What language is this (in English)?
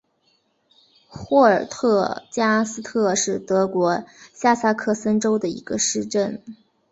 Chinese